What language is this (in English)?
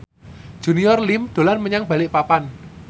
Javanese